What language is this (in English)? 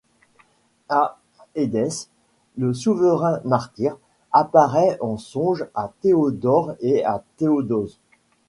French